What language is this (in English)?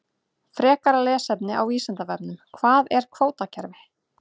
Icelandic